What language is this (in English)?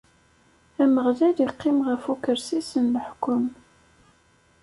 Kabyle